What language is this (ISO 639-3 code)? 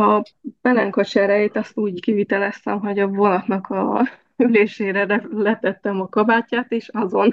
hun